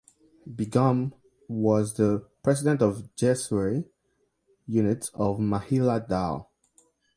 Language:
English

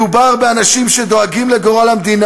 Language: Hebrew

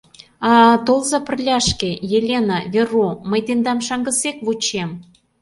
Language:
Mari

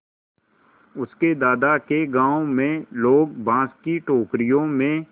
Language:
Hindi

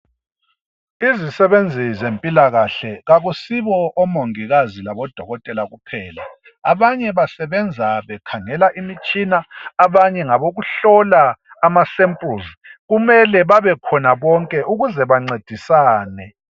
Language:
North Ndebele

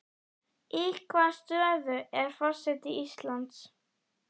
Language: Icelandic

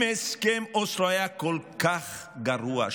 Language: Hebrew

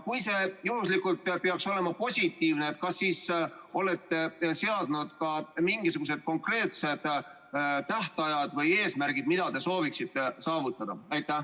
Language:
Estonian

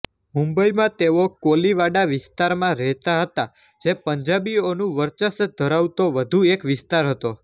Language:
Gujarati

